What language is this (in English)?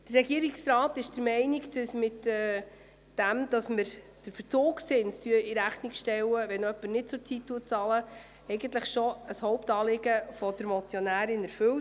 Swiss German